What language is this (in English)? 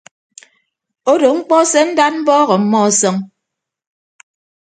Ibibio